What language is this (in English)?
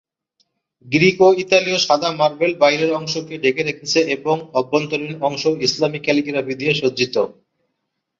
Bangla